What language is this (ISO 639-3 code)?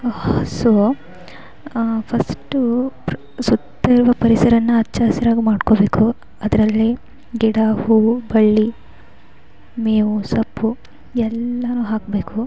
kan